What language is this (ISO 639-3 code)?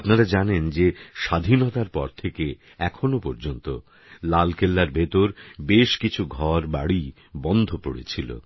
ben